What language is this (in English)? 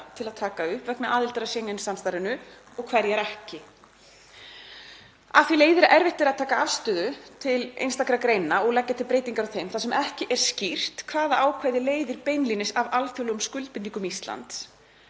Icelandic